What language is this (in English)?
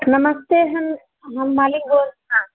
Maithili